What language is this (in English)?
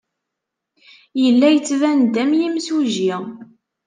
Kabyle